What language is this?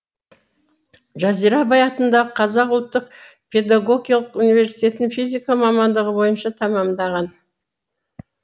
Kazakh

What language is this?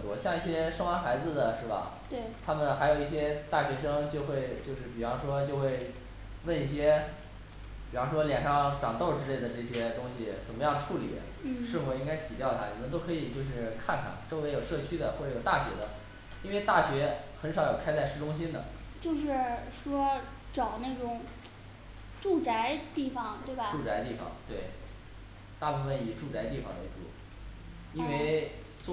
Chinese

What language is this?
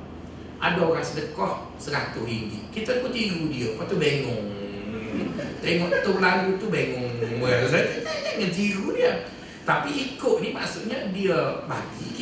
Malay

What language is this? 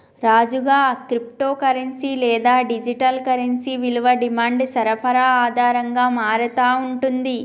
Telugu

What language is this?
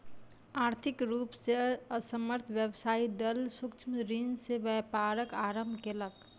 Maithili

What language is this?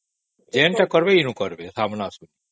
Odia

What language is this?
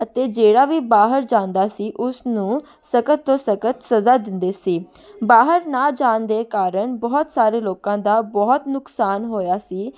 Punjabi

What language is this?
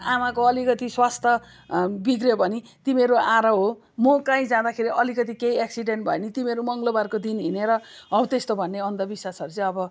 Nepali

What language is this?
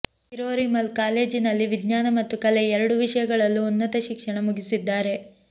Kannada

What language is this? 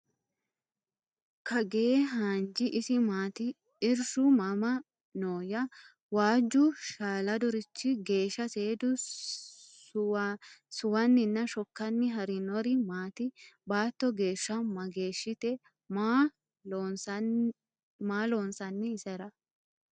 Sidamo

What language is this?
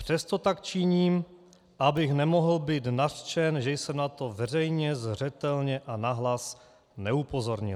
Czech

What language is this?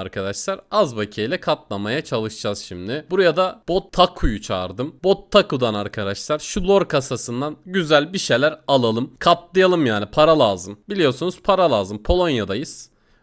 Turkish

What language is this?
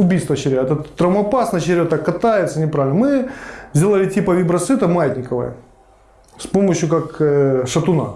Russian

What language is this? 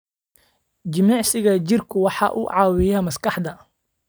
Somali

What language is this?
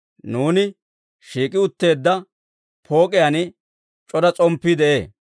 Dawro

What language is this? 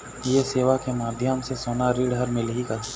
Chhattisgarhi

